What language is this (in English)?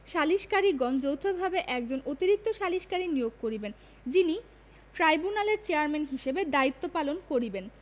Bangla